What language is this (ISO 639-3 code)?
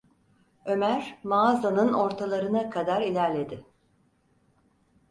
tur